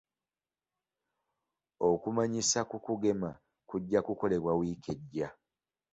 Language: Ganda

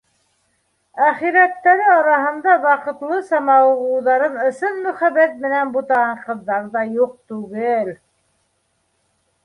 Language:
Bashkir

